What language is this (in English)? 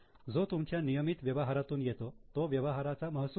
Marathi